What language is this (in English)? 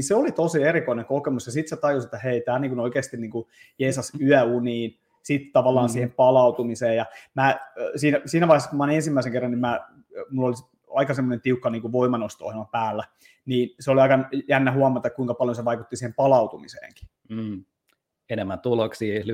Finnish